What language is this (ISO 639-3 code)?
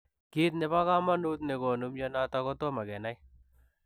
kln